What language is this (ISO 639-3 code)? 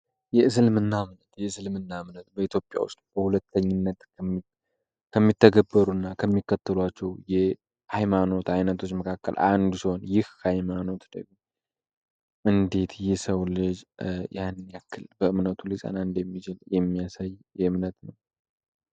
amh